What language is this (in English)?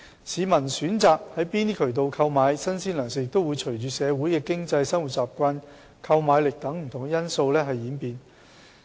Cantonese